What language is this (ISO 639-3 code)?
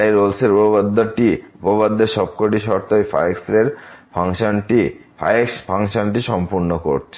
ben